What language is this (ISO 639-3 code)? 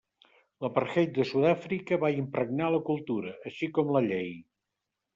cat